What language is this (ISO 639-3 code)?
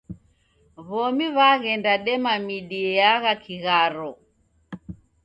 dav